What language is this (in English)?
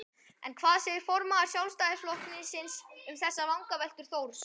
Icelandic